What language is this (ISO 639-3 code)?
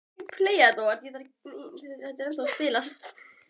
isl